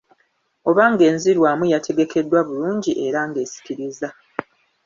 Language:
Ganda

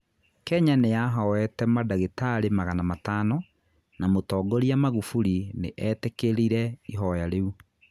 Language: Kikuyu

